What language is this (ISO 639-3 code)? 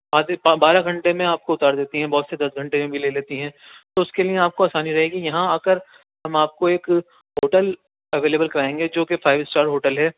urd